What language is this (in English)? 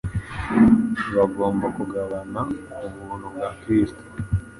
Kinyarwanda